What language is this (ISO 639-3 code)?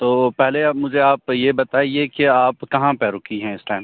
urd